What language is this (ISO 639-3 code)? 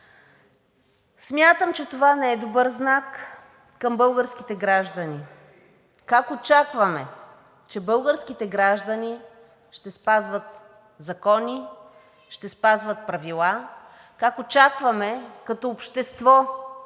bul